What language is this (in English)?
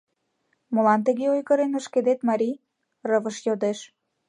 Mari